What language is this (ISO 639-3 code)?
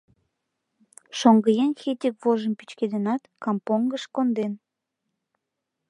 chm